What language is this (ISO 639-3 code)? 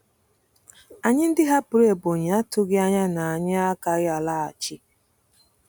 ibo